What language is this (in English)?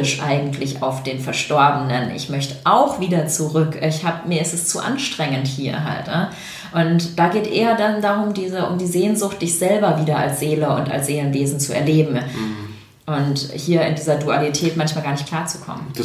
German